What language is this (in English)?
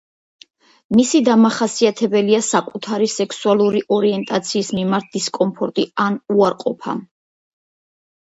Georgian